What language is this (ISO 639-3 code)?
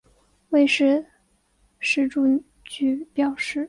zho